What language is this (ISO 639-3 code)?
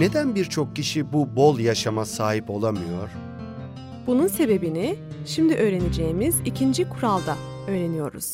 tur